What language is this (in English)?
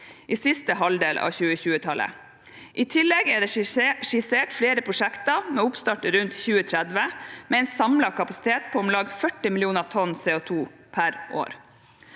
Norwegian